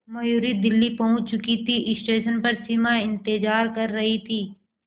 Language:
Hindi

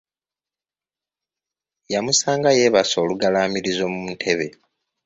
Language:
Ganda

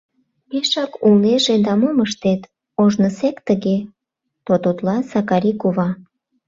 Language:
Mari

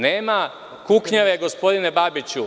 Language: Serbian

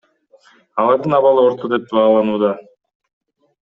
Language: Kyrgyz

